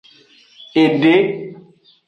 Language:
Aja (Benin)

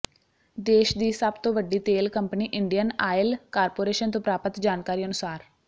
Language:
Punjabi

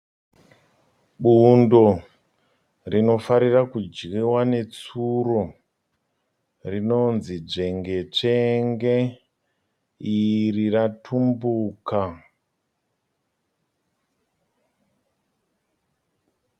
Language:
Shona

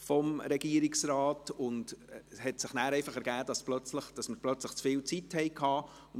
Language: Swiss German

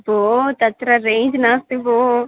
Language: Sanskrit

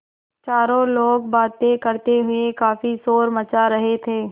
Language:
Hindi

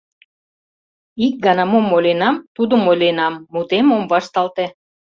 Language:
Mari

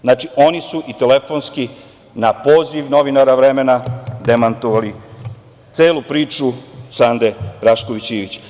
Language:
Serbian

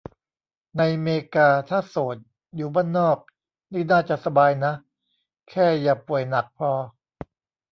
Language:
Thai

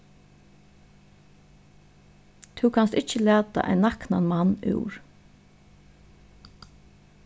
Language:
Faroese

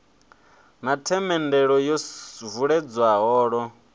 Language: Venda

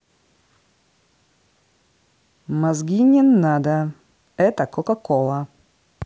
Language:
Russian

